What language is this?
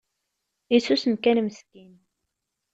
Kabyle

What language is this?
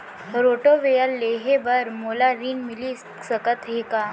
Chhattisgarhi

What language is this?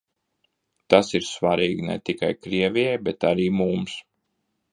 Latvian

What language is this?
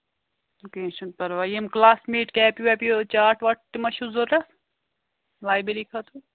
Kashmiri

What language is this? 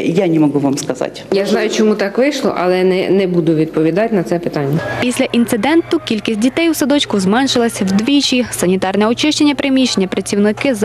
Ukrainian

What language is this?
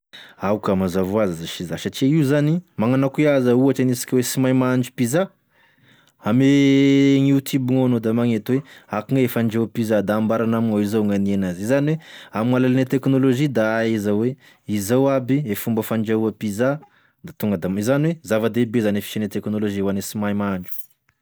Tesaka Malagasy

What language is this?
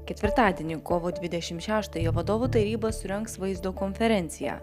Lithuanian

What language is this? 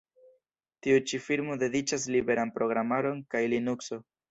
Esperanto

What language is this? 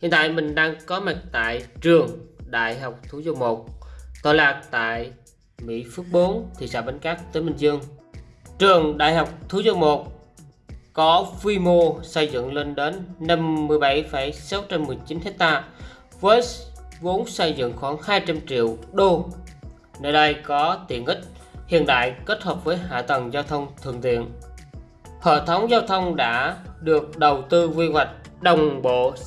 Vietnamese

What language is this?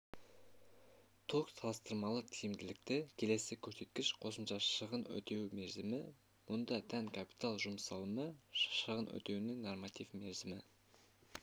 Kazakh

